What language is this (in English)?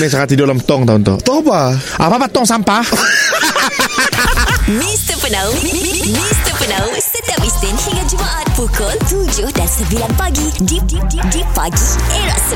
Malay